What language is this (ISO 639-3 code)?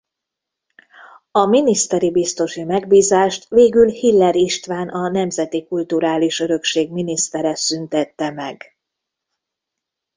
hun